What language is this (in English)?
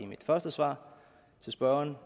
Danish